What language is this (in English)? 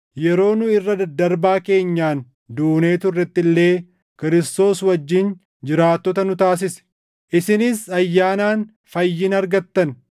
Oromo